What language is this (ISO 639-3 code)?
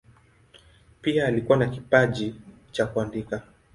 swa